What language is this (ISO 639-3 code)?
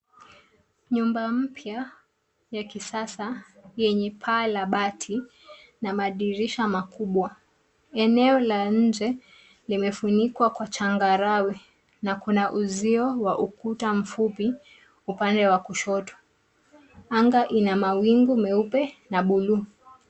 swa